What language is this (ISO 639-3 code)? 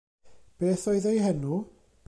cym